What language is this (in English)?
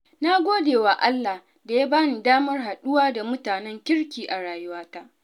Hausa